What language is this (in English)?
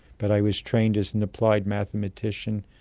English